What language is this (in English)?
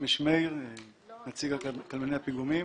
Hebrew